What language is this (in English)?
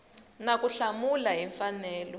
Tsonga